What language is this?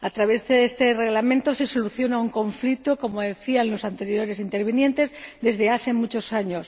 Spanish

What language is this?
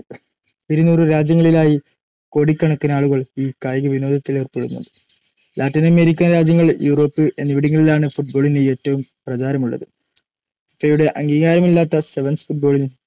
Malayalam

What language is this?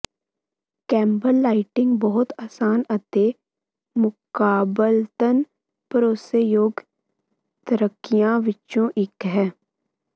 Punjabi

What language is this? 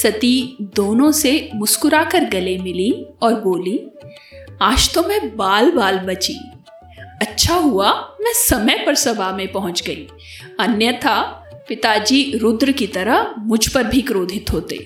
Hindi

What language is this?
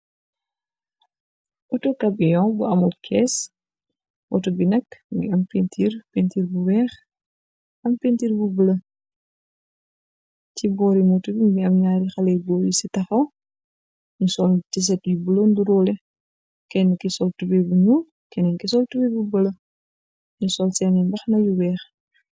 Wolof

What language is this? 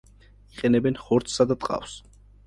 Georgian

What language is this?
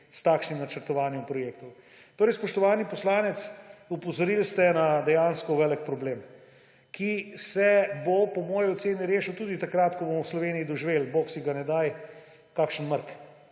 Slovenian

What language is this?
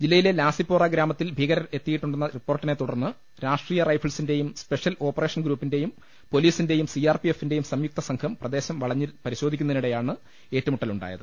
Malayalam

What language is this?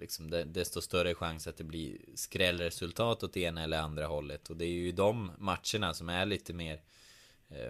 Swedish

